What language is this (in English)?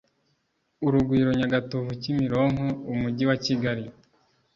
Kinyarwanda